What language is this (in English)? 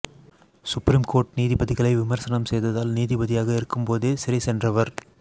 Tamil